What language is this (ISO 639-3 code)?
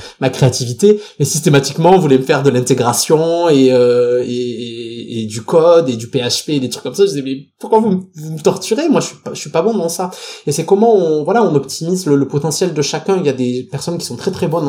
fra